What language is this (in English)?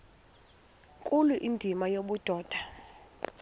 Xhosa